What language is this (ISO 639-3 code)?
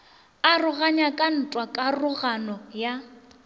nso